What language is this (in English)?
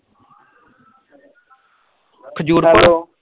Punjabi